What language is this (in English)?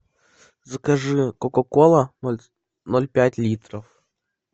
Russian